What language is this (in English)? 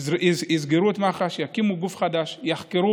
Hebrew